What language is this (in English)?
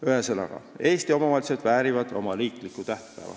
Estonian